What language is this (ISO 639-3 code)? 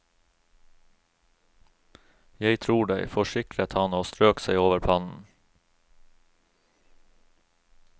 nor